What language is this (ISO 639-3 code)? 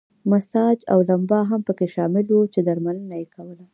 pus